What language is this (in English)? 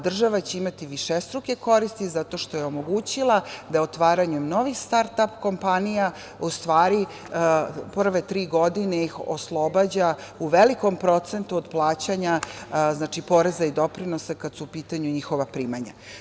Serbian